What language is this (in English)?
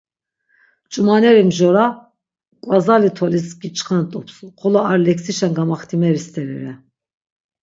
Laz